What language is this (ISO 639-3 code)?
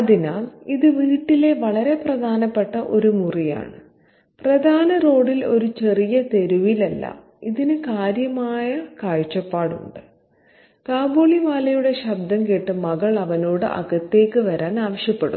mal